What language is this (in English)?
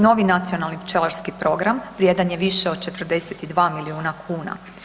Croatian